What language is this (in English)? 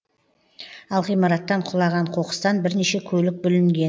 Kazakh